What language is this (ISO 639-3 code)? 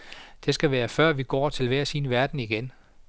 dan